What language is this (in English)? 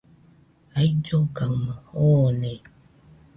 Nüpode Huitoto